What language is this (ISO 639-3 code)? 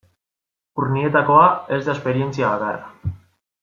eus